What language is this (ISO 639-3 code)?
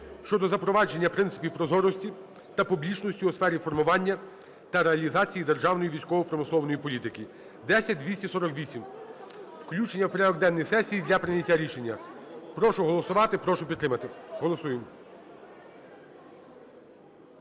ukr